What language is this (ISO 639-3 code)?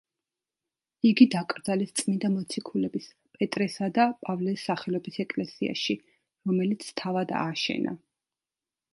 kat